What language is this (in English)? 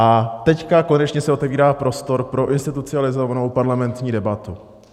Czech